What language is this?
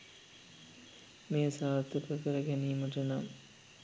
Sinhala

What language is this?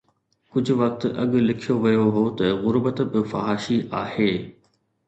Sindhi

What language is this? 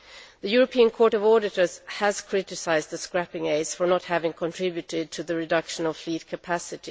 English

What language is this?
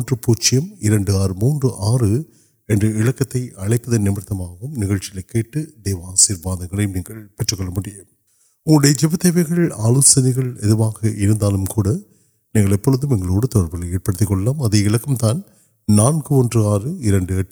Urdu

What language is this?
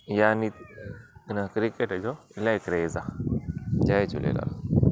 Sindhi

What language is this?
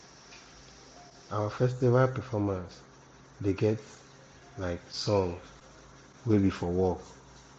Nigerian Pidgin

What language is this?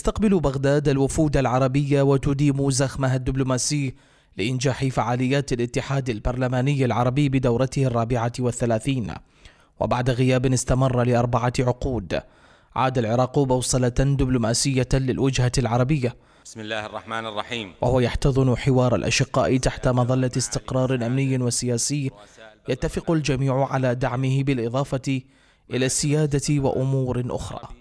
Arabic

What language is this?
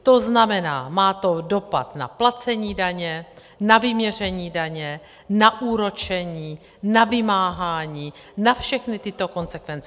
Czech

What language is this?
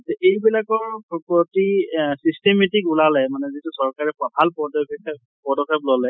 Assamese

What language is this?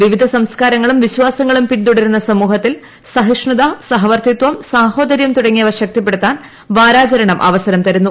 Malayalam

